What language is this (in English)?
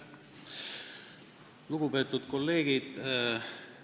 Estonian